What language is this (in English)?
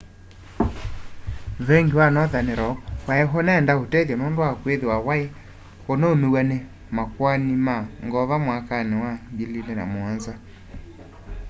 Kamba